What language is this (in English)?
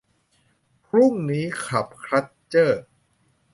Thai